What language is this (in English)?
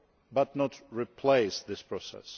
English